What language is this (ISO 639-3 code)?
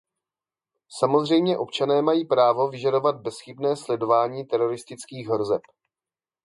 ces